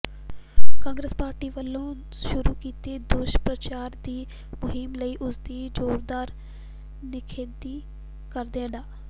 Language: Punjabi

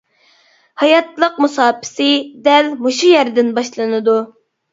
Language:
Uyghur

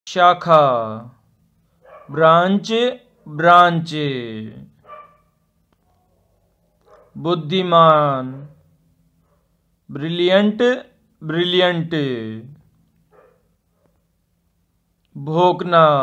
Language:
Hindi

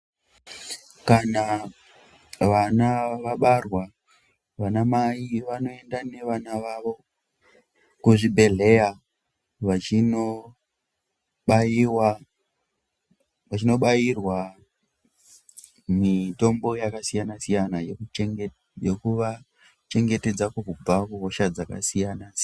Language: Ndau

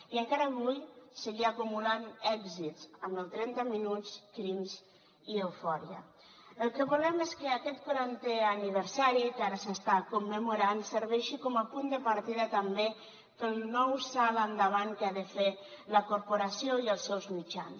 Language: Catalan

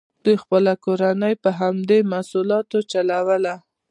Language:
Pashto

